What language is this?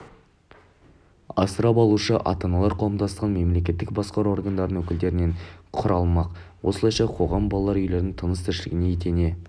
Kazakh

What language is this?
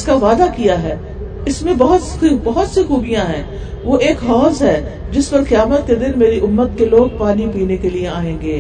Urdu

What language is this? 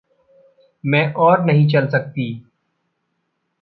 Hindi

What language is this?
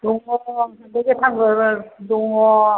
Bodo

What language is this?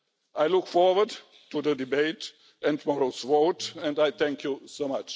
English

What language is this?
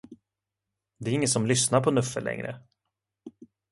Swedish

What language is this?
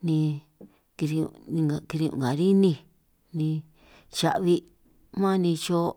San Martín Itunyoso Triqui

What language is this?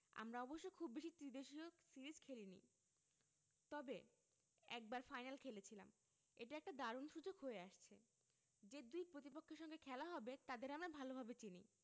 Bangla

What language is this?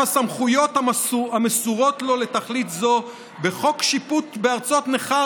Hebrew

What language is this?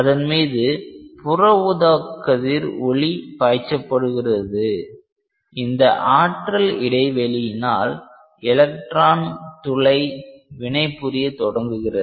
Tamil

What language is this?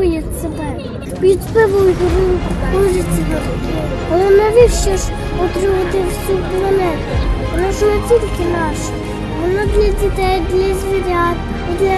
Ukrainian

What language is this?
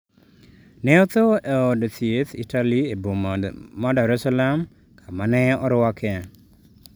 Luo (Kenya and Tanzania)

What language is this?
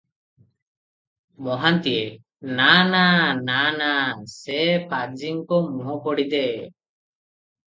Odia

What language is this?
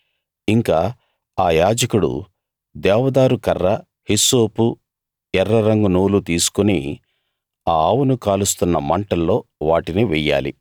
Telugu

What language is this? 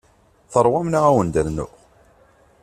Kabyle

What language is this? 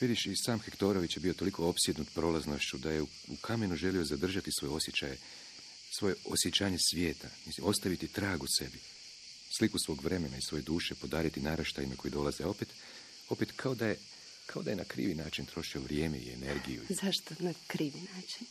Croatian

